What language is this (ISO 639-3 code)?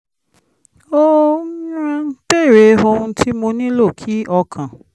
yor